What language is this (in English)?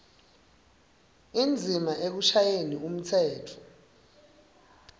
Swati